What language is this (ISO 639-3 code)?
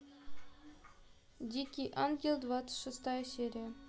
rus